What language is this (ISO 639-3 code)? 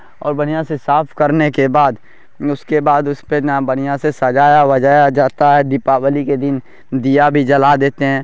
urd